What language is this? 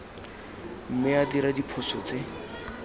Tswana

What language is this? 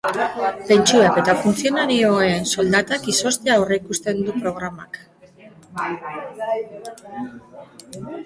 Basque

